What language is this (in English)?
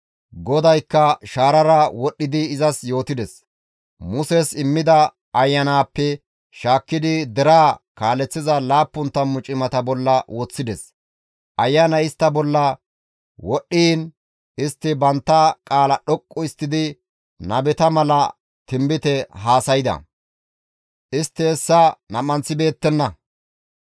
Gamo